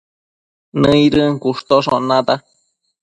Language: Matsés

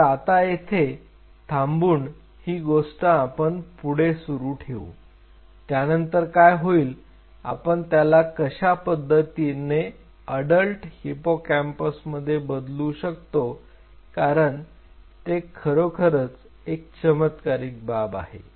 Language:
Marathi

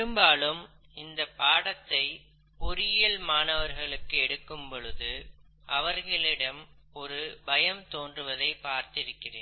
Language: Tamil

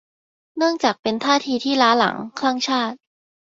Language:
Thai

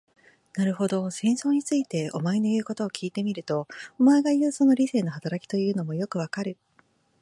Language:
Japanese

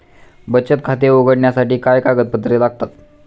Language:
Marathi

